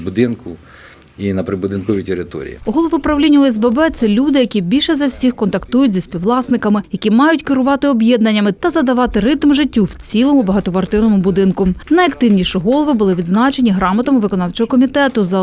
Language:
Ukrainian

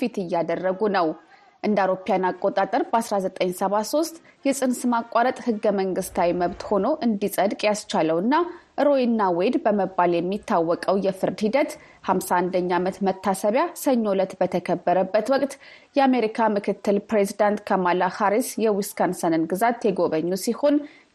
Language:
Amharic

